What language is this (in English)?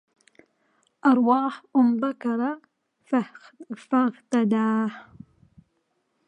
Arabic